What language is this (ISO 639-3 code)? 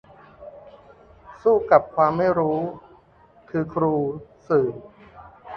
tha